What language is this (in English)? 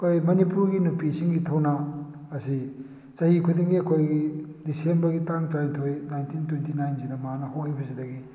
Manipuri